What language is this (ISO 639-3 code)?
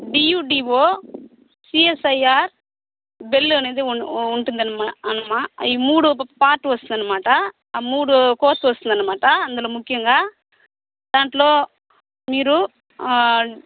tel